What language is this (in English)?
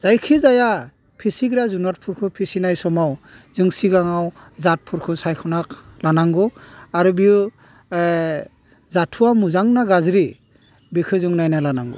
Bodo